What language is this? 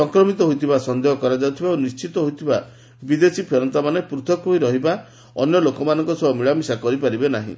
Odia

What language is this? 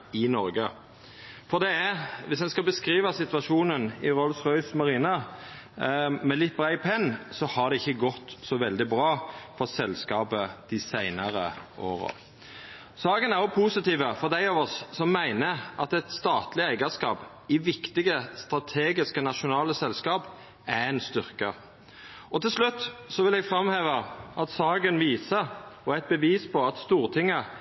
Norwegian Nynorsk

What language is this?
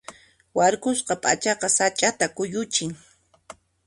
Puno Quechua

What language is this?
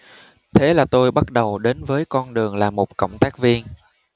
Vietnamese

